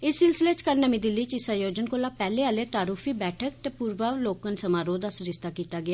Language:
Dogri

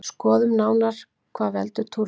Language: Icelandic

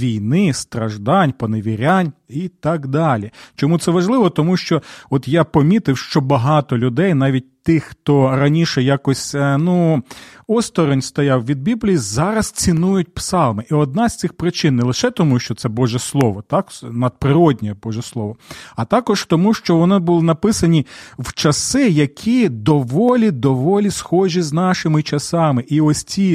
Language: Ukrainian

